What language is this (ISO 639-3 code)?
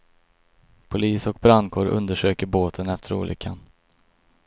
swe